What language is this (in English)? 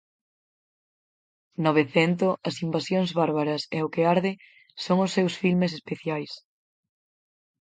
Galician